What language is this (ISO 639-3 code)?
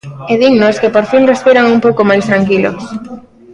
glg